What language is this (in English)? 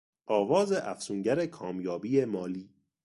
Persian